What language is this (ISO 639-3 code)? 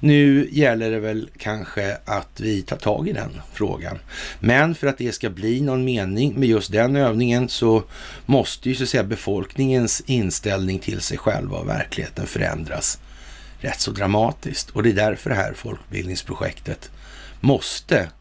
swe